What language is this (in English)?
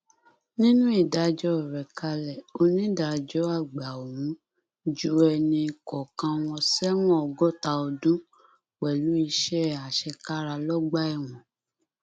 Yoruba